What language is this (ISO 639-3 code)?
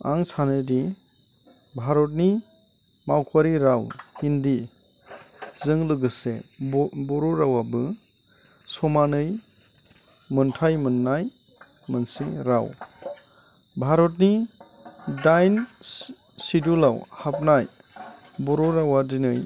brx